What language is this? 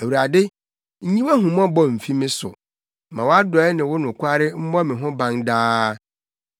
Akan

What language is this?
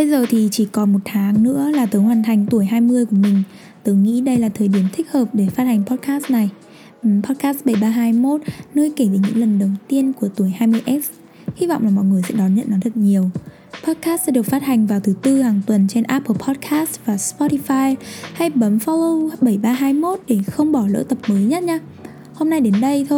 Vietnamese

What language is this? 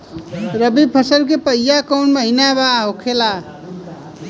Bhojpuri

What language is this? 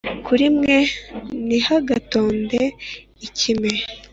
Kinyarwanda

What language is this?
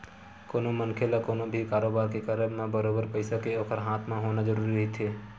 Chhattisgarhi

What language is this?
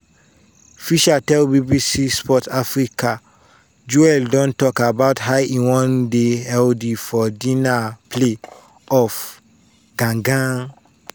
Nigerian Pidgin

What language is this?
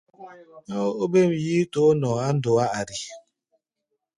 Gbaya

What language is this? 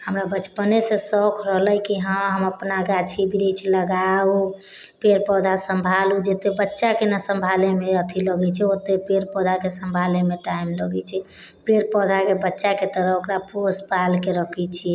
Maithili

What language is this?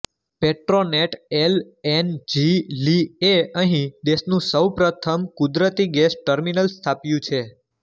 Gujarati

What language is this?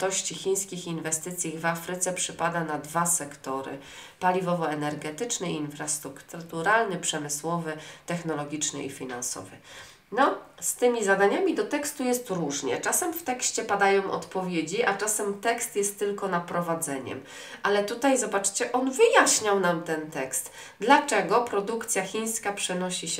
Polish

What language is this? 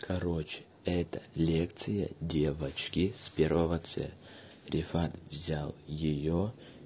Russian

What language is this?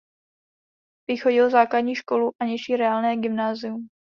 Czech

